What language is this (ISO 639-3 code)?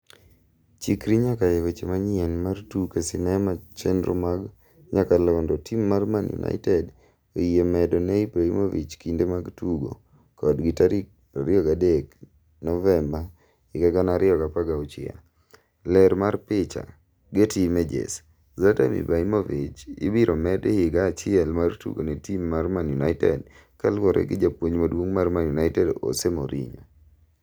luo